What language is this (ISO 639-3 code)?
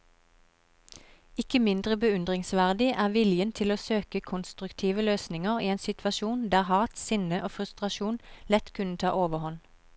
nor